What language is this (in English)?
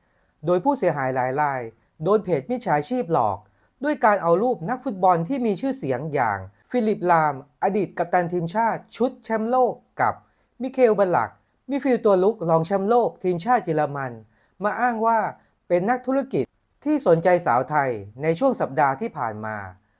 Thai